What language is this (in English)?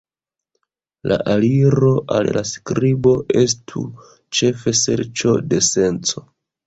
Esperanto